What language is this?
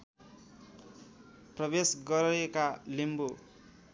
Nepali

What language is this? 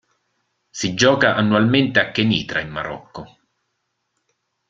Italian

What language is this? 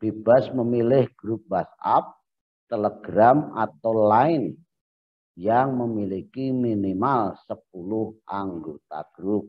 Indonesian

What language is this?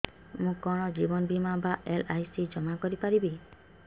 Odia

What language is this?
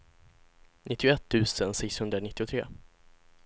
Swedish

